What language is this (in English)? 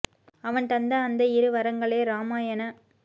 Tamil